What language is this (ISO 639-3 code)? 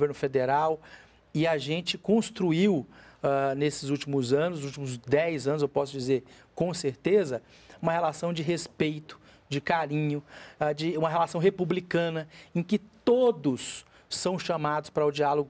por